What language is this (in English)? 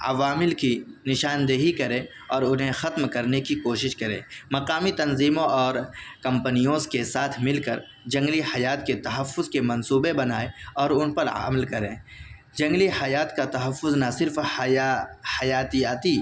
Urdu